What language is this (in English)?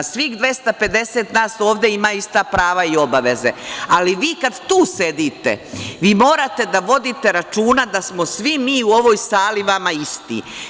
Serbian